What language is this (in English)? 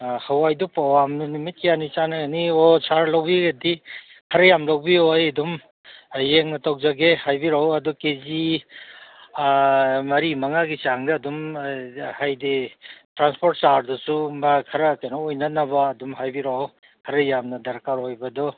Manipuri